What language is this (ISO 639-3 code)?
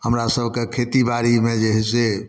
mai